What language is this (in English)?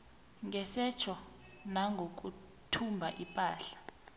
South Ndebele